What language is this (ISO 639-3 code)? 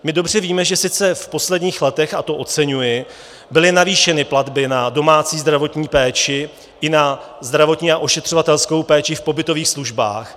ces